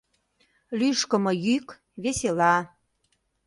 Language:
Mari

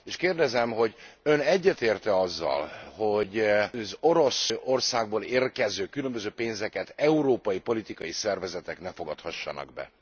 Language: Hungarian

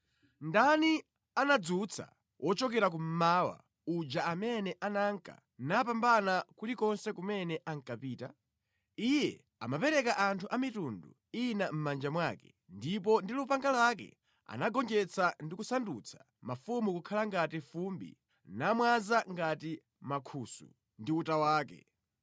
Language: Nyanja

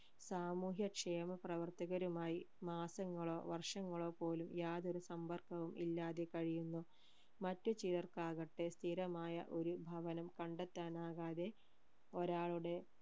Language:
Malayalam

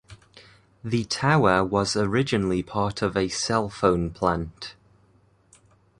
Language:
English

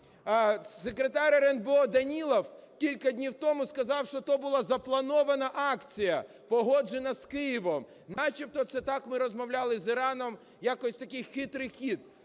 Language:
Ukrainian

